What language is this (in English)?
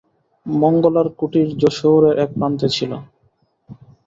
Bangla